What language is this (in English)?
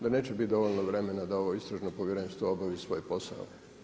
Croatian